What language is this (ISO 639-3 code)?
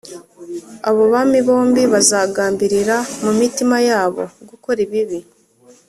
kin